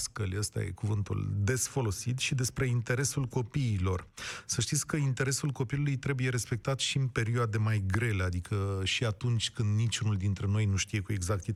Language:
Romanian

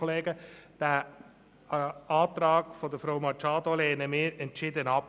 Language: Swiss German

